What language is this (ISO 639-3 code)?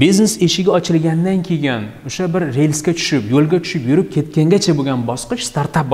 tur